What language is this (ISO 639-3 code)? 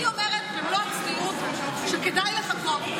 heb